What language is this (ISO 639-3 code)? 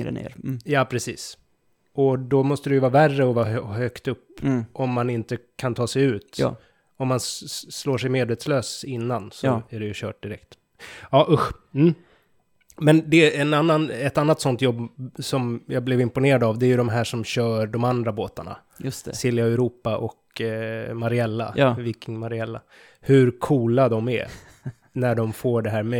swe